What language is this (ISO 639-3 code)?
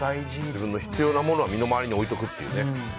jpn